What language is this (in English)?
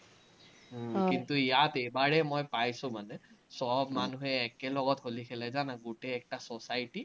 Assamese